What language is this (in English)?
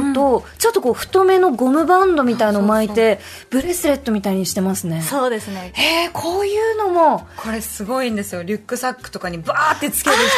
Japanese